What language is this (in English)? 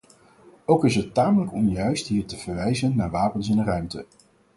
Dutch